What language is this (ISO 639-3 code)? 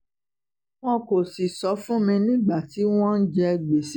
yor